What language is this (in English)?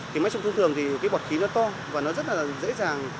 Vietnamese